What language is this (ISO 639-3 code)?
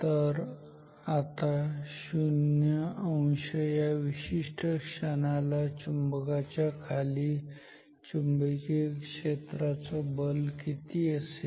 mar